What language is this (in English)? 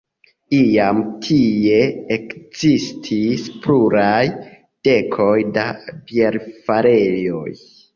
Esperanto